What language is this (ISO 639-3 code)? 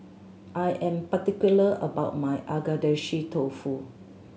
eng